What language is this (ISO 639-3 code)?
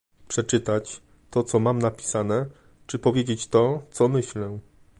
pol